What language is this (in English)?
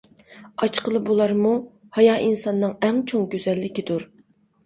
Uyghur